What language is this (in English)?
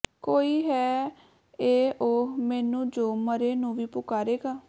Punjabi